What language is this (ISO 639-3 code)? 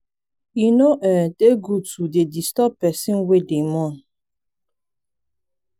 pcm